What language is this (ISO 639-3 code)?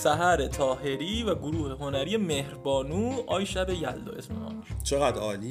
fas